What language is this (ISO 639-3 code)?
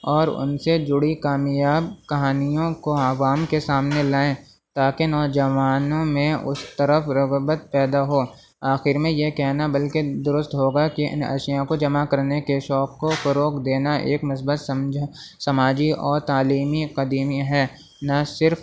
urd